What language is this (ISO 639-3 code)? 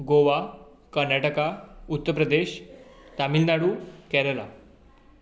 kok